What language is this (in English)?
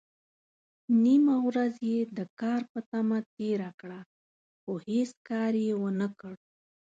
Pashto